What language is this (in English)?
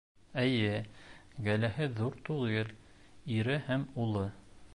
Bashkir